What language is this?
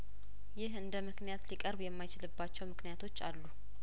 Amharic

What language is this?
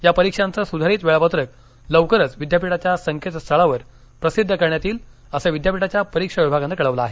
Marathi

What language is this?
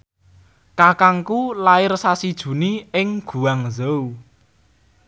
Javanese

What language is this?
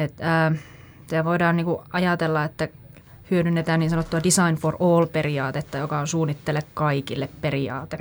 Finnish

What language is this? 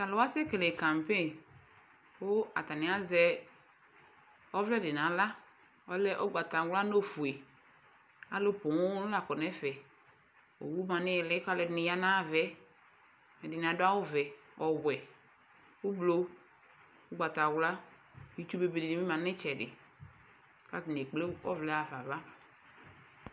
Ikposo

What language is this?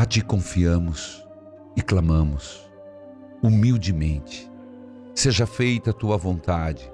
Portuguese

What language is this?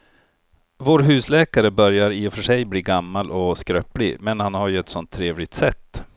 Swedish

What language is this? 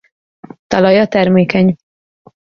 Hungarian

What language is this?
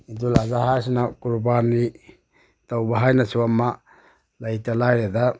Manipuri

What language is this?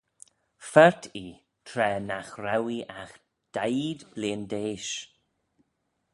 Manx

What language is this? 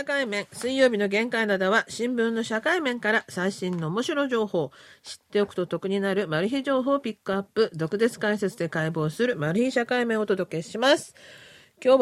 Japanese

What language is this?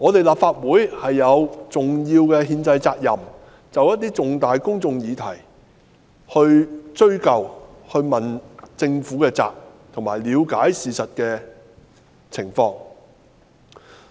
Cantonese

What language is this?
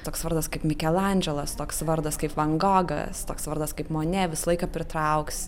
Lithuanian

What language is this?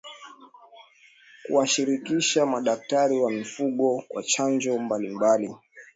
Swahili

